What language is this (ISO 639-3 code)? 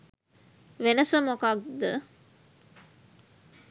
sin